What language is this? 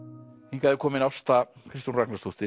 Icelandic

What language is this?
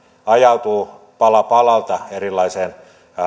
Finnish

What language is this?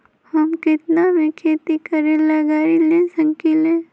Magahi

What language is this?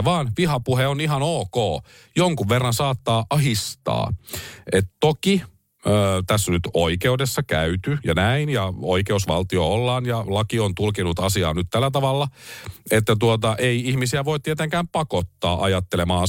Finnish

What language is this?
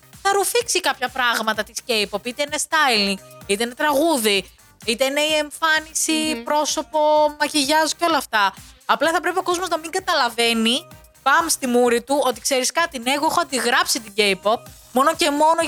Greek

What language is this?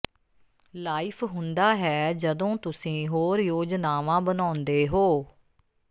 Punjabi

